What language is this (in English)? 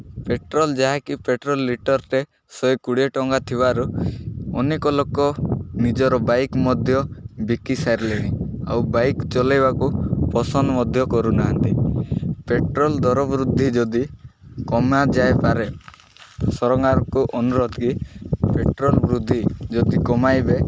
Odia